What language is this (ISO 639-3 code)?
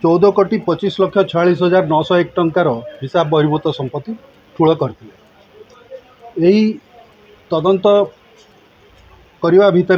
hin